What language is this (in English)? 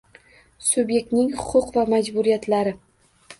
Uzbek